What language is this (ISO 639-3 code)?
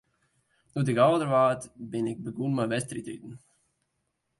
fry